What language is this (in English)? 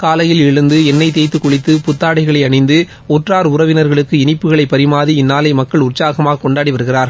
Tamil